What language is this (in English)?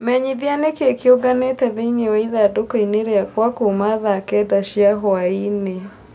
Kikuyu